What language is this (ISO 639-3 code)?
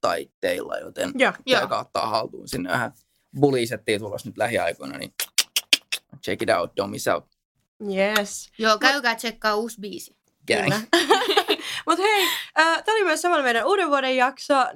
fin